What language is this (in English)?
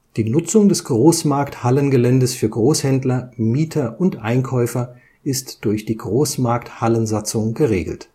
German